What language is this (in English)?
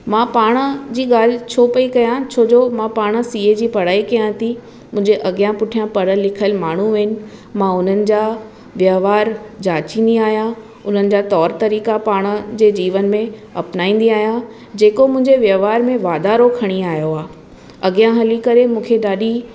Sindhi